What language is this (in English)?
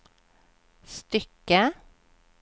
Swedish